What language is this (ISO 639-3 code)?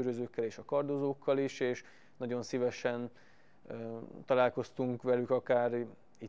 hun